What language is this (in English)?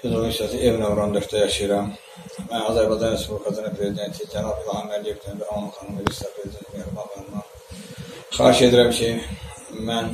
Turkish